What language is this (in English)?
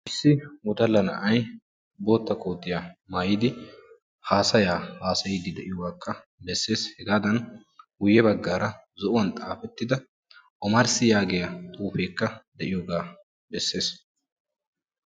Wolaytta